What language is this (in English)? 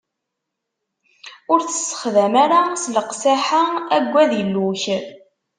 Kabyle